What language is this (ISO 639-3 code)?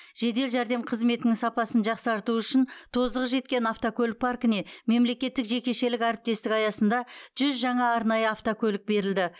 kaz